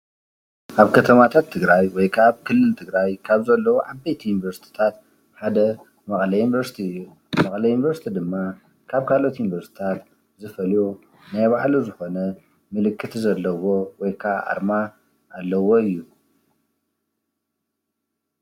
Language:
Tigrinya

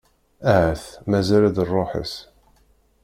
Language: Kabyle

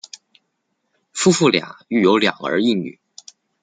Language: Chinese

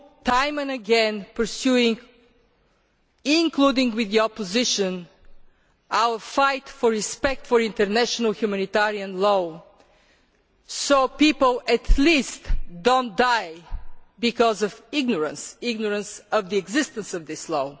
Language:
English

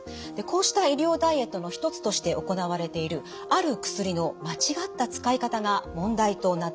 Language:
Japanese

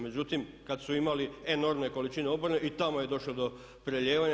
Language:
Croatian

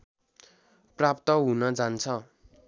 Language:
Nepali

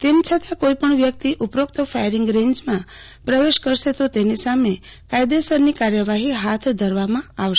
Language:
Gujarati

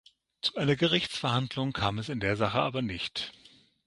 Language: German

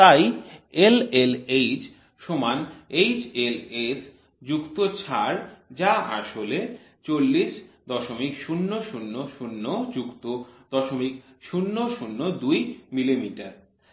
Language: Bangla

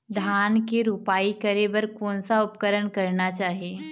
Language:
Chhattisgarhi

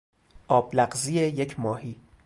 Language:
Persian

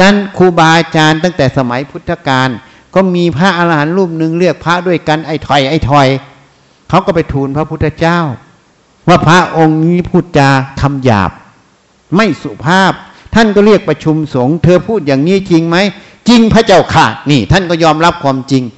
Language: Thai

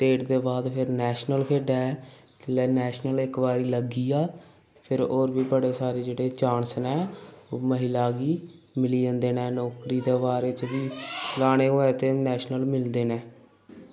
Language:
Dogri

